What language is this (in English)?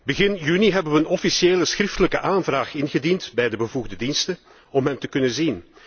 Dutch